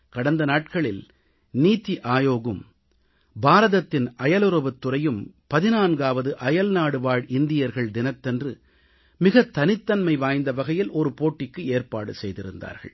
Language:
Tamil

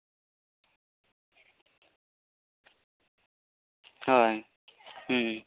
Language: Santali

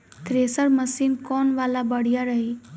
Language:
Bhojpuri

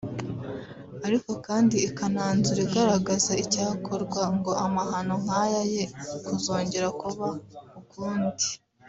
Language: Kinyarwanda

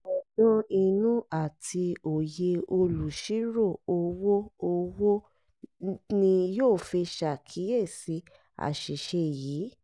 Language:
Yoruba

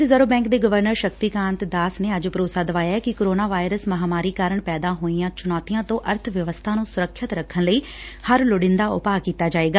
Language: Punjabi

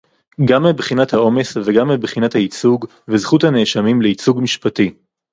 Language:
Hebrew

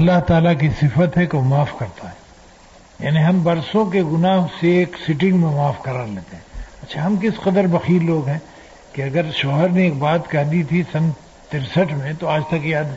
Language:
Urdu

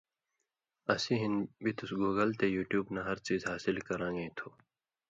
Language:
Indus Kohistani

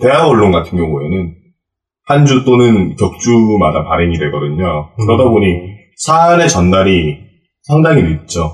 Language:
Korean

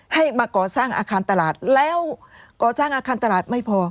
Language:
Thai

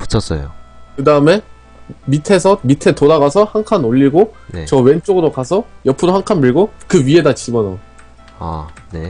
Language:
Korean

